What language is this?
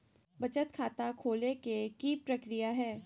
Magahi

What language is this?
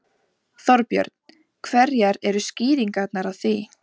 Icelandic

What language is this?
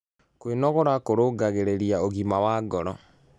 Kikuyu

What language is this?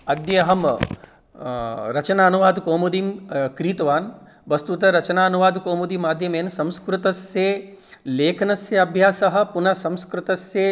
Sanskrit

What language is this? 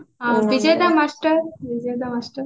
Odia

